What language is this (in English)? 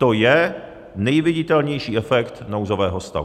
Czech